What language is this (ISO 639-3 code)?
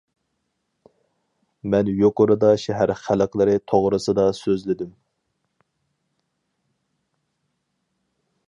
uig